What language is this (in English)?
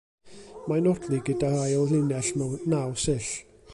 Welsh